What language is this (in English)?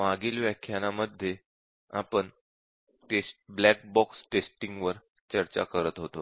Marathi